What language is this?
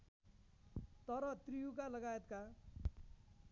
Nepali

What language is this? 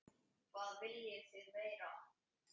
Icelandic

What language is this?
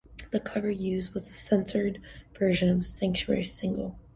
English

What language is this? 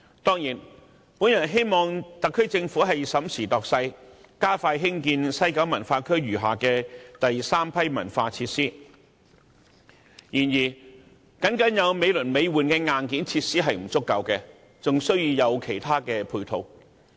Cantonese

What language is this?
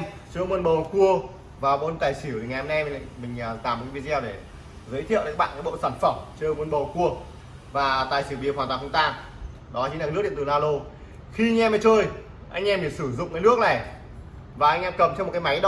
Vietnamese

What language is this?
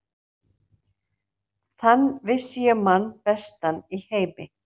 Icelandic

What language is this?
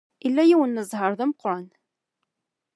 Kabyle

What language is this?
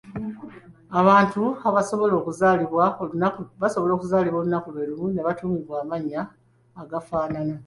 Ganda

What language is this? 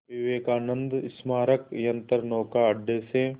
Hindi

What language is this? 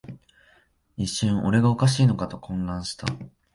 Japanese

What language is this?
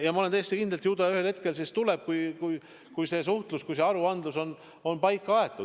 Estonian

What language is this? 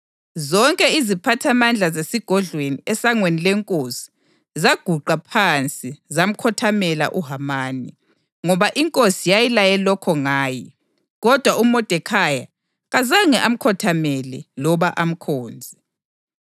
North Ndebele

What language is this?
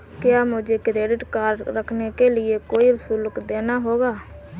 Hindi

